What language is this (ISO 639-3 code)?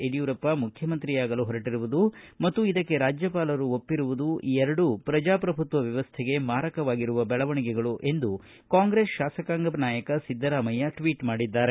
kan